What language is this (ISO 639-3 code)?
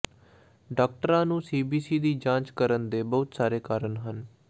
pan